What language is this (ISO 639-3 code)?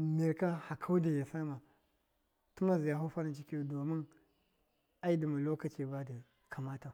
mkf